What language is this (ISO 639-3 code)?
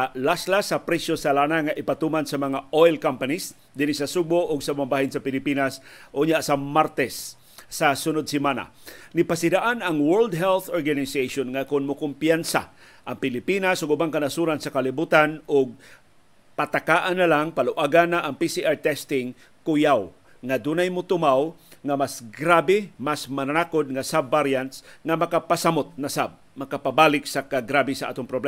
fil